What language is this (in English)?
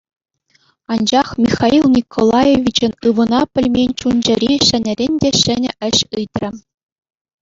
Chuvash